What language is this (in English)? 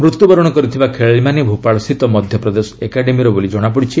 Odia